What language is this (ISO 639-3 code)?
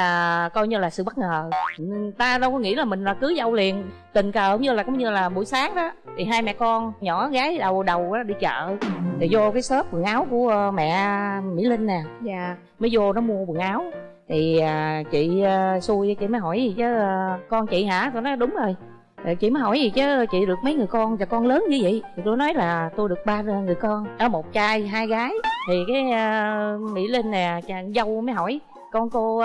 vie